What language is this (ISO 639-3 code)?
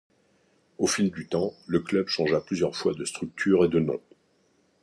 fra